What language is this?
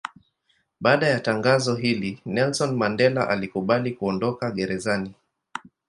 Swahili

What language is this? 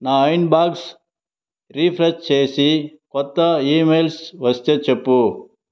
Telugu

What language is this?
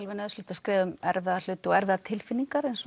Icelandic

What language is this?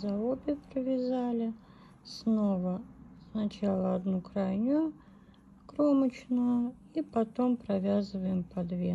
Russian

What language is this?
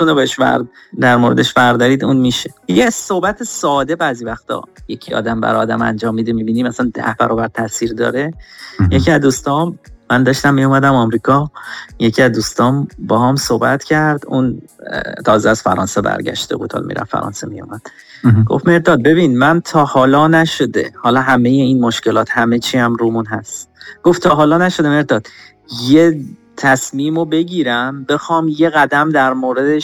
Persian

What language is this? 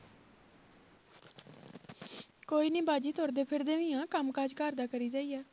Punjabi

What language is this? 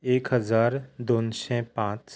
Konkani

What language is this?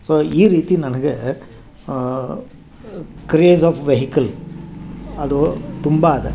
Kannada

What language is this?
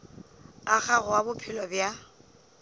Northern Sotho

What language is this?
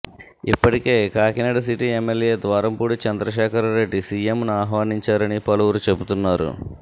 Telugu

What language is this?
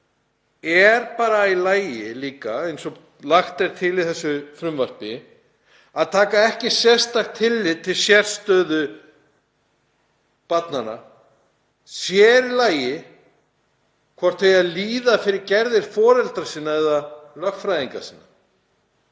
Icelandic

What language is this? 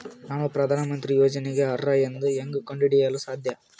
Kannada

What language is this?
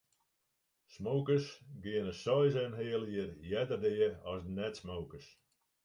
Western Frisian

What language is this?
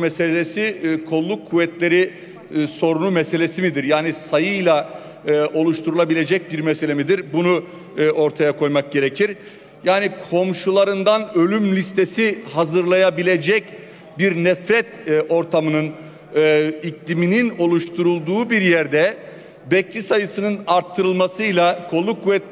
Turkish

